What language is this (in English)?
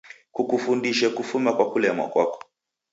Taita